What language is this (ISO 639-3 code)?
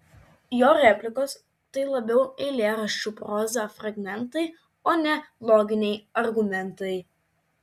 lit